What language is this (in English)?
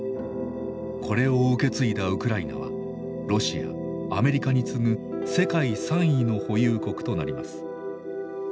Japanese